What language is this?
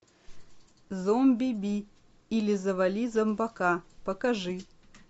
Russian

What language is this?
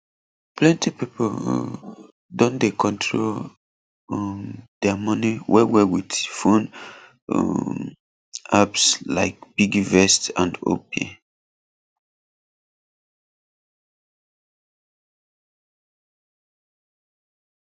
Nigerian Pidgin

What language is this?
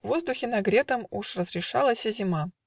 Russian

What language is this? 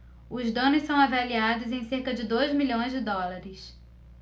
Portuguese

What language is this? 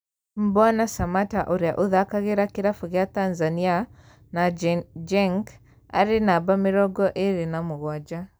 Kikuyu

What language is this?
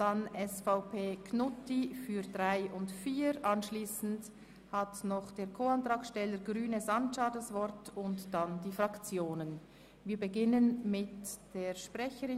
Swiss German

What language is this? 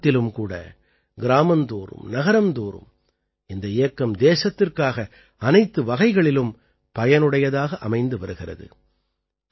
Tamil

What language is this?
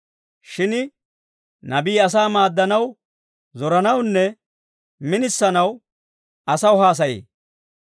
Dawro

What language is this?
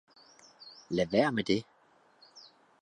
Danish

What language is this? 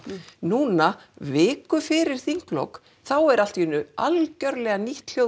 Icelandic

